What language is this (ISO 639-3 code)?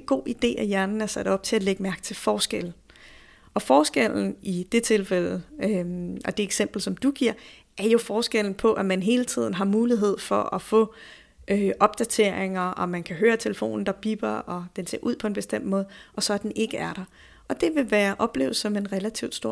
dan